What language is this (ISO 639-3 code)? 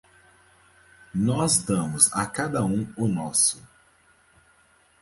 por